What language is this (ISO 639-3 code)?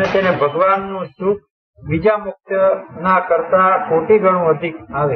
ron